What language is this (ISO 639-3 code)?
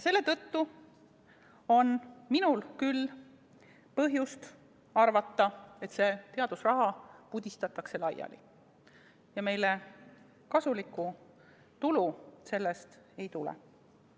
est